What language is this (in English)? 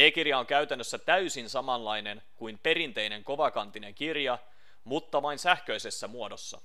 Finnish